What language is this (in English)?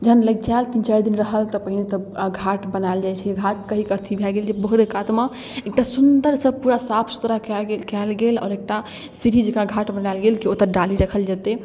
Maithili